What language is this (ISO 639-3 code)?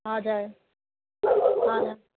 nep